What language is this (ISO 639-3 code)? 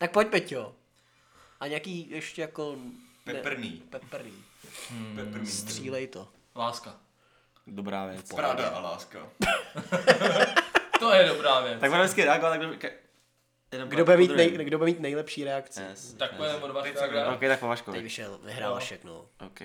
ces